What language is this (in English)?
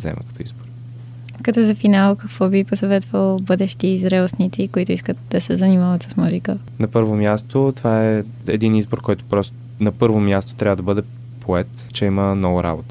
Bulgarian